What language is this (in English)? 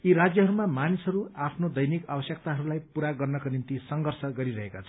Nepali